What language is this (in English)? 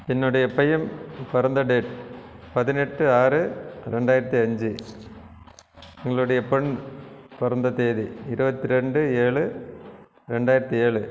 Tamil